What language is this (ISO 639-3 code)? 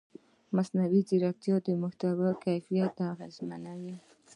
pus